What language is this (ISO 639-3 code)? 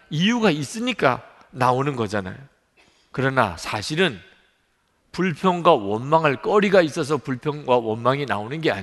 kor